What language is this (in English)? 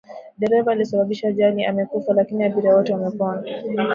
Swahili